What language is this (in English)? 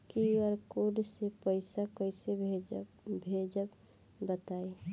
Bhojpuri